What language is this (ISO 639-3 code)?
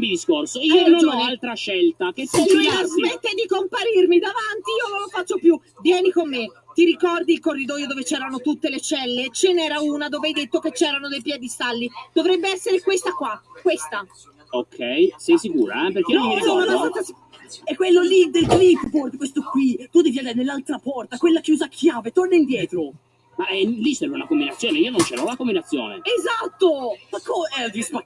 ita